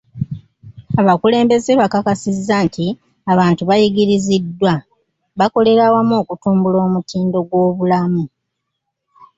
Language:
Ganda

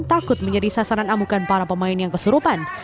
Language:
Indonesian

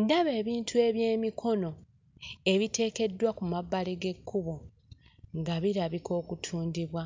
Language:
Ganda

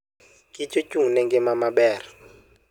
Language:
Luo (Kenya and Tanzania)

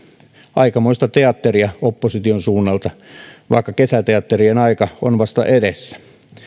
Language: Finnish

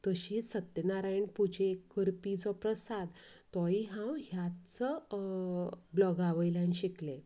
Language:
Konkani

